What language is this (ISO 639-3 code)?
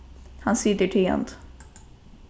fao